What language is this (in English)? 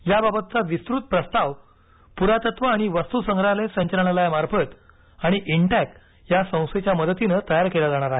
Marathi